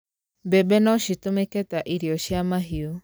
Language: Kikuyu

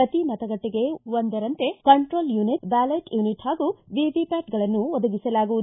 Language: Kannada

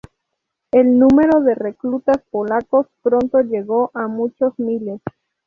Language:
Spanish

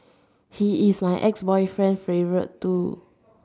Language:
English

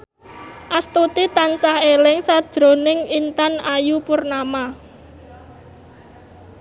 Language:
Javanese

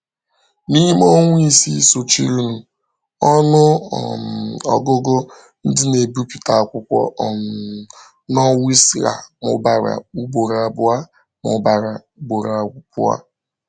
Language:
Igbo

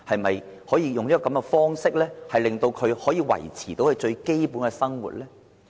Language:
Cantonese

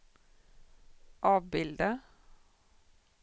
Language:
Swedish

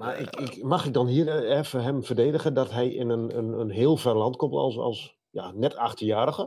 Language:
Dutch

